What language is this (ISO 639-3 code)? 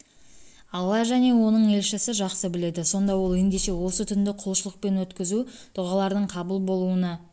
kaz